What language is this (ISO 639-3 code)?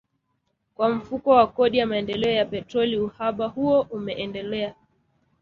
swa